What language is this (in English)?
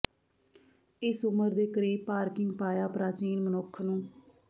Punjabi